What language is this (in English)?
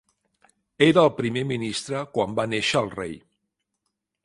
Catalan